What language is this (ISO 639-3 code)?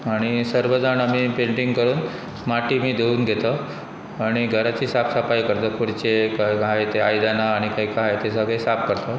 kok